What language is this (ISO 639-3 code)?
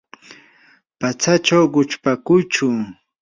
qur